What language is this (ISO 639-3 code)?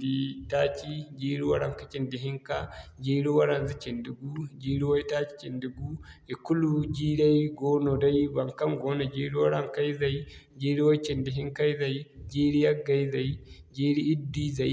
dje